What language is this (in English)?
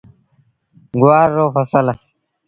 Sindhi Bhil